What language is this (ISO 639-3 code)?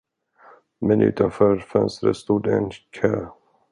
swe